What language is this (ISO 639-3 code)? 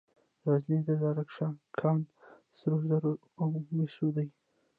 pus